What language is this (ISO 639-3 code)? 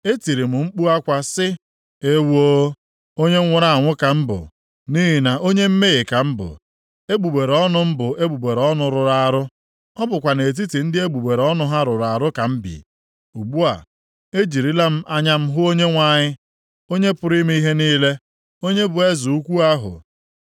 ibo